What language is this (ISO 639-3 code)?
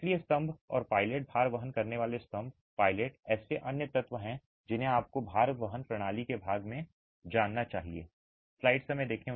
hin